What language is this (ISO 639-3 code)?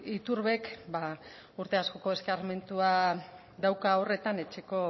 eus